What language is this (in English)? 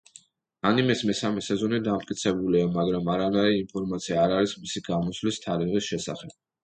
Georgian